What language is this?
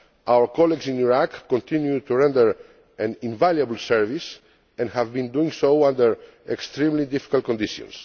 English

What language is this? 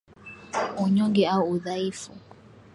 Swahili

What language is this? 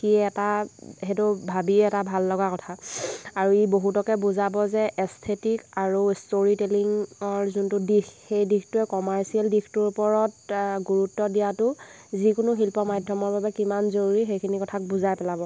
Assamese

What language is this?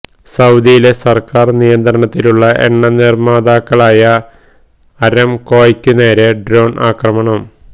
Malayalam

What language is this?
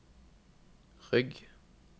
Norwegian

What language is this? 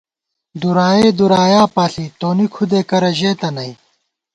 Gawar-Bati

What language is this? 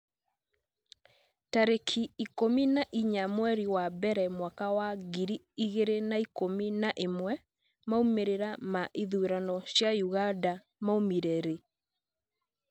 Kikuyu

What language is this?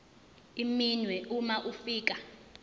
Zulu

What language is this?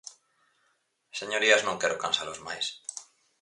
Galician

